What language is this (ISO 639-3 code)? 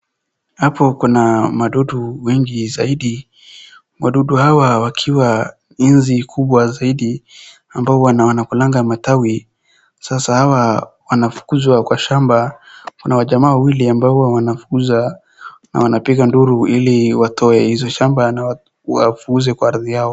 swa